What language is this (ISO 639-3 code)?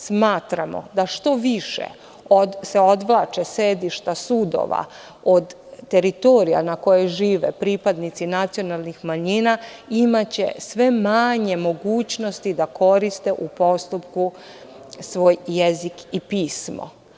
srp